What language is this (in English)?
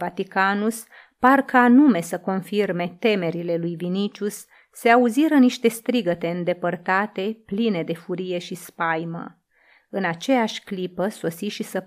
Romanian